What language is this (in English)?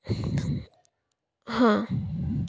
Kannada